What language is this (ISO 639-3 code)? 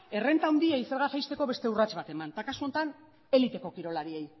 eus